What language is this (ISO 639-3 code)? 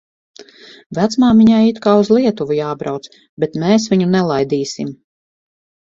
lav